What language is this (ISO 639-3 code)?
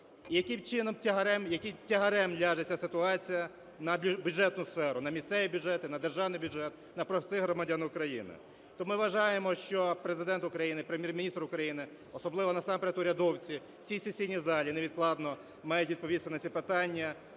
ukr